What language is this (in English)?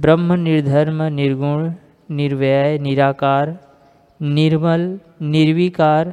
Hindi